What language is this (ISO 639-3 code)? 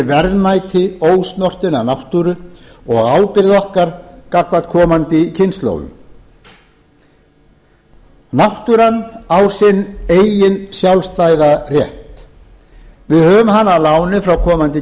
isl